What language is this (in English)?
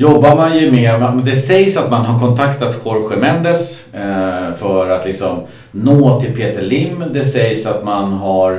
Swedish